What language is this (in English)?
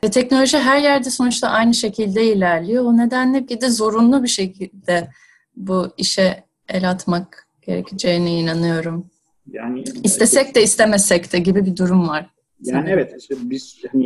Turkish